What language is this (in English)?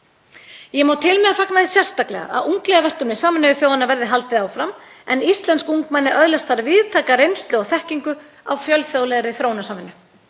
Icelandic